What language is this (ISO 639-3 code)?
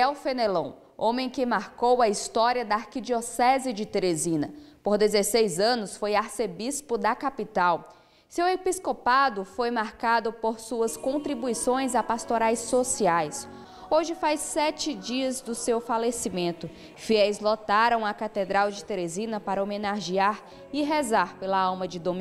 por